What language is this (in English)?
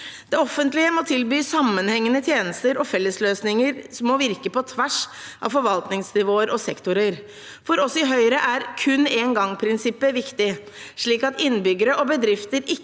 Norwegian